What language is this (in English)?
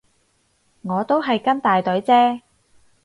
Cantonese